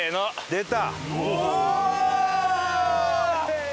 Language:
Japanese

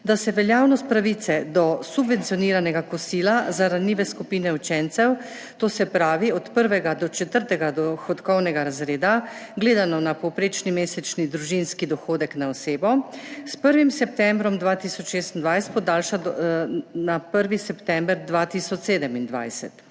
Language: Slovenian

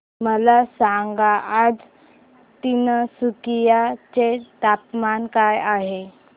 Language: Marathi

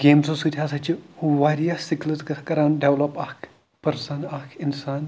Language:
Kashmiri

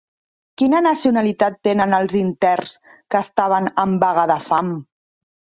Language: Catalan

